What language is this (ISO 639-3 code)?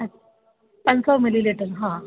snd